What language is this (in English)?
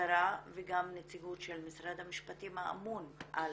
Hebrew